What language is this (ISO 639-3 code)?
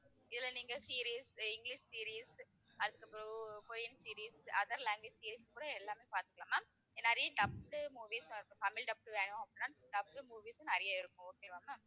tam